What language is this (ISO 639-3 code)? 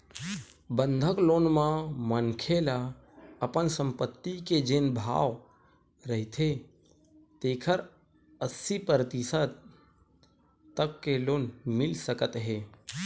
hne